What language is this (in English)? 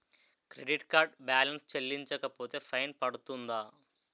Telugu